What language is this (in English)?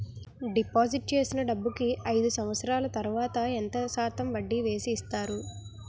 Telugu